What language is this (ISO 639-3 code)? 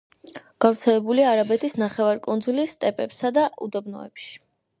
kat